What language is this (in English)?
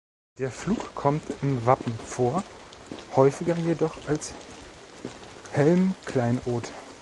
German